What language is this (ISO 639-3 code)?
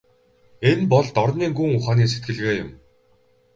mon